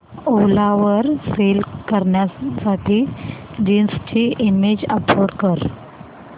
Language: Marathi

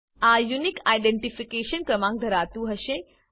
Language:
Gujarati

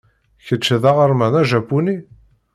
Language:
Kabyle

